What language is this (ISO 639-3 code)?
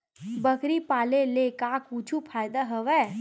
hne